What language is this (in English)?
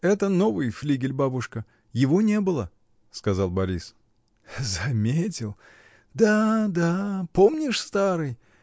Russian